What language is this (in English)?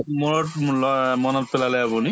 Assamese